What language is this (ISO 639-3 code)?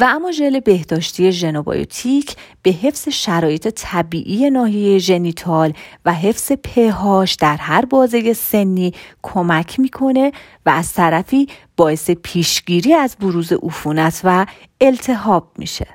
fas